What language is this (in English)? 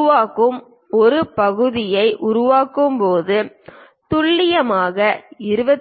Tamil